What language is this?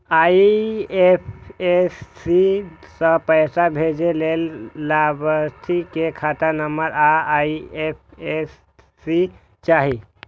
Maithili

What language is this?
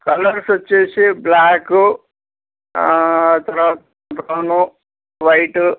Telugu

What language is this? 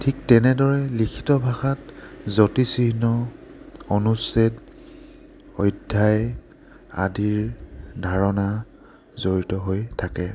Assamese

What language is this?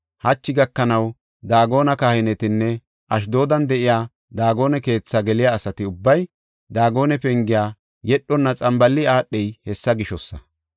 Gofa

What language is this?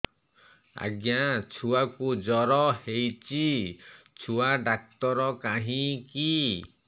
Odia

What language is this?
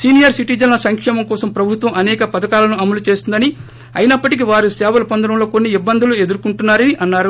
Telugu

